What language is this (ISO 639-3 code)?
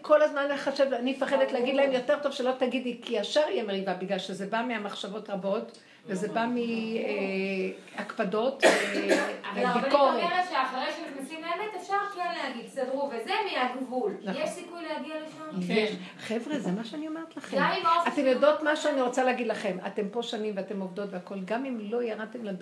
heb